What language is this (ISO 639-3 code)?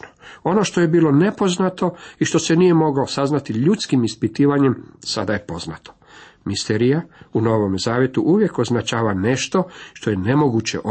hrv